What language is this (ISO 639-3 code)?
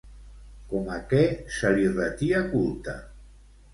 cat